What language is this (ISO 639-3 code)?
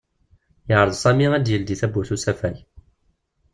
kab